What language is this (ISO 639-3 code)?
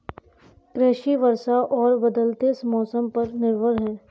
hin